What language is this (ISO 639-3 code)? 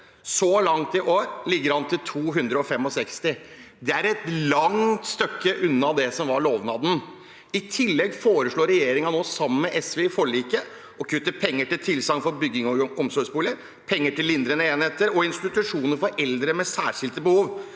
nor